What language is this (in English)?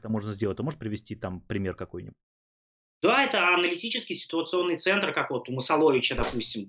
Russian